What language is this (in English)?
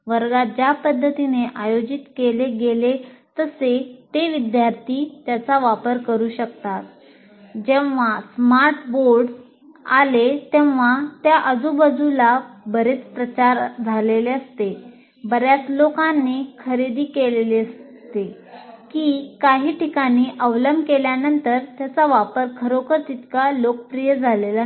Marathi